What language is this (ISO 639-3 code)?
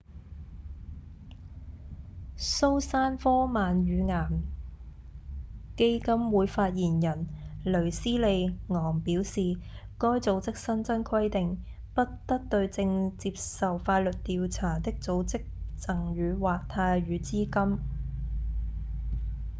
yue